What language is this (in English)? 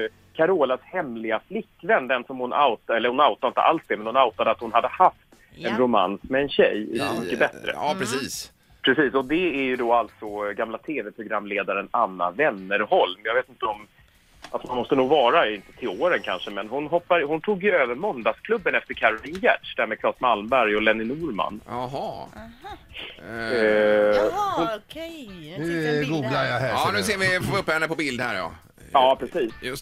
Swedish